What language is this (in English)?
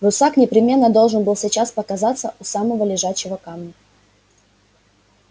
Russian